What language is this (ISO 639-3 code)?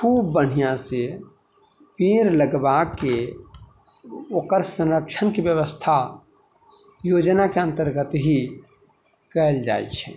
mai